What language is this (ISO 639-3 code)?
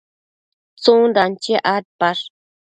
mcf